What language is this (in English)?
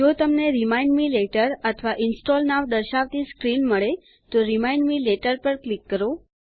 Gujarati